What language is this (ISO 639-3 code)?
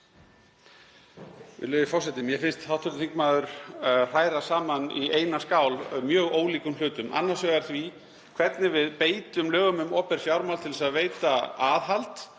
isl